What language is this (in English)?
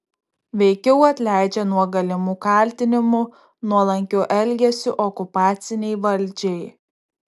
Lithuanian